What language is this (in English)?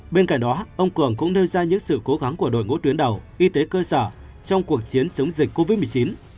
Vietnamese